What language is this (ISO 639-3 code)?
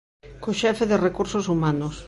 glg